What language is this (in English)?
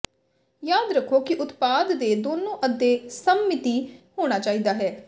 Punjabi